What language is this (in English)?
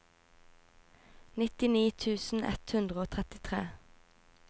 Norwegian